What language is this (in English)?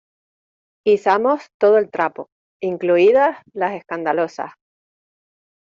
Spanish